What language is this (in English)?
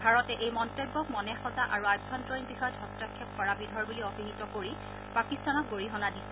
Assamese